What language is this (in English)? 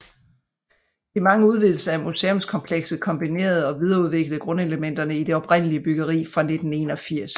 Danish